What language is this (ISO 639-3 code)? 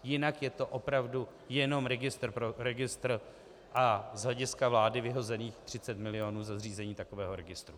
ces